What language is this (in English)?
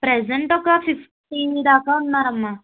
Telugu